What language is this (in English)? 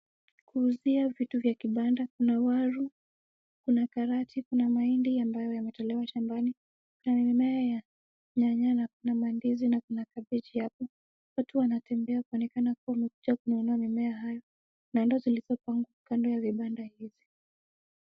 Swahili